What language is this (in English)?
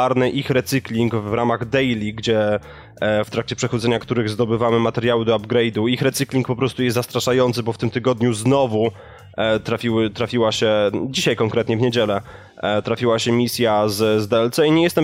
Polish